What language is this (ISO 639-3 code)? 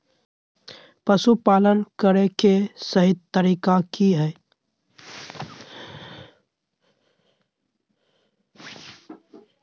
mag